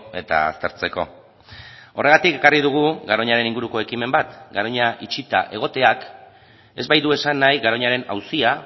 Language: Basque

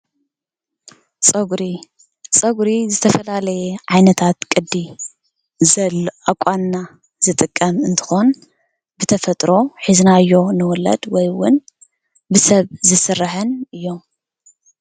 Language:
Tigrinya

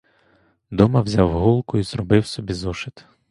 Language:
Ukrainian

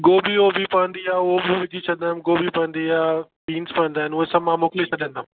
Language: Sindhi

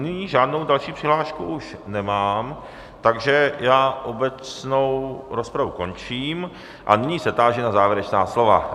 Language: Czech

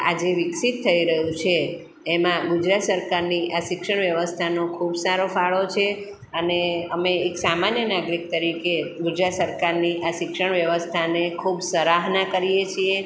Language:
Gujarati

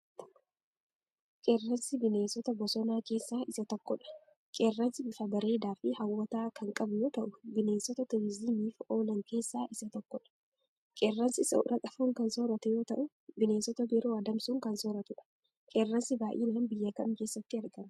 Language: Oromo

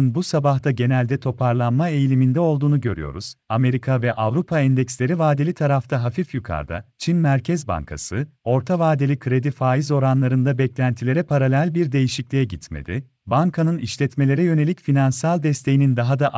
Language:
Turkish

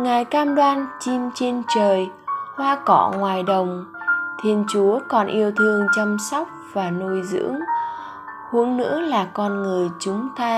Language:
Vietnamese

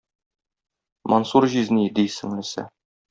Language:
Tatar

